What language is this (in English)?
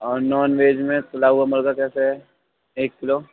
Urdu